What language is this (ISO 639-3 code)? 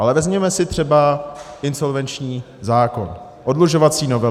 ces